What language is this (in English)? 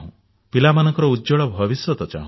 Odia